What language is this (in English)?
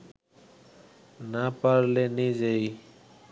Bangla